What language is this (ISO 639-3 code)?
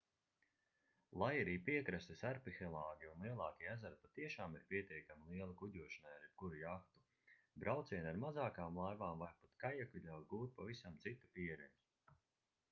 lav